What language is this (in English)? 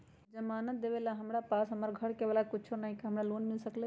Magahi